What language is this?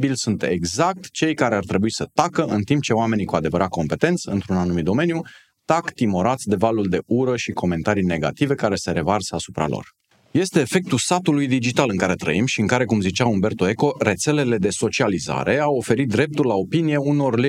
Romanian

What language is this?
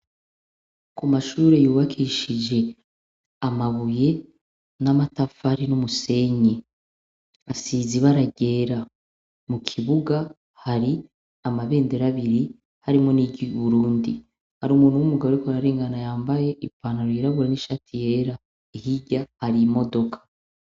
Rundi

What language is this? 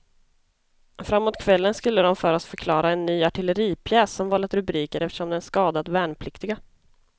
Swedish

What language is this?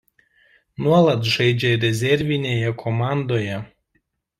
Lithuanian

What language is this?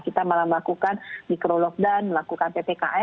Indonesian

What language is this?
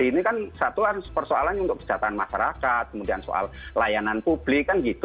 Indonesian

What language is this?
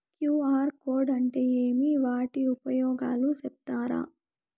Telugu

